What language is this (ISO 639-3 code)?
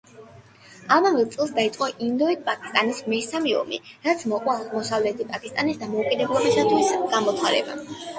kat